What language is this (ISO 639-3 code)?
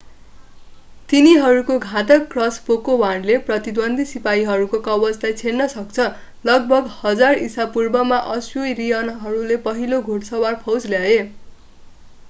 nep